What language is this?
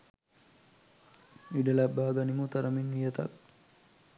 Sinhala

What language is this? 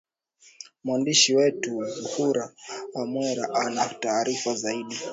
Swahili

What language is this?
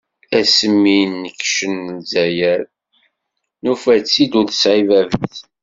Kabyle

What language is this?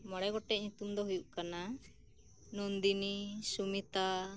Santali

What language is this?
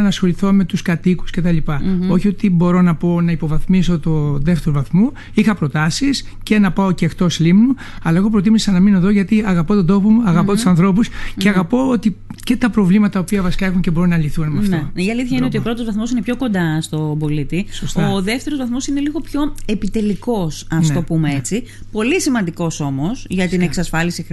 Greek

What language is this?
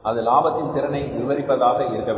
Tamil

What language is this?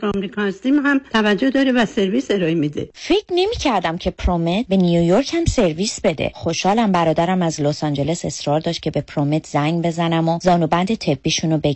Persian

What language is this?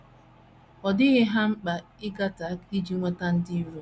Igbo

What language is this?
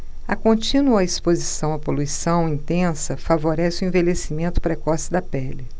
Portuguese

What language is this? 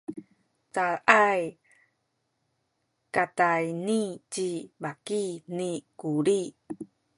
Sakizaya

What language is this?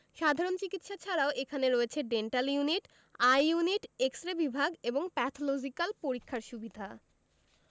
Bangla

